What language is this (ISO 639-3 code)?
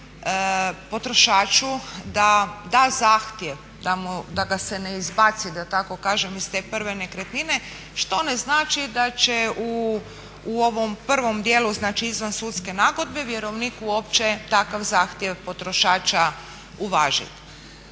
hrv